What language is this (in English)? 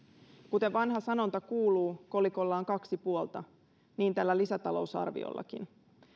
Finnish